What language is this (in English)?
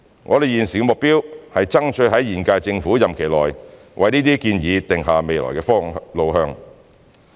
Cantonese